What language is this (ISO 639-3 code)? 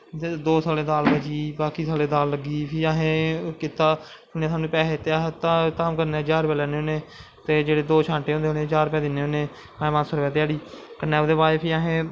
doi